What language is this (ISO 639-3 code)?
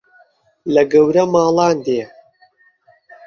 ckb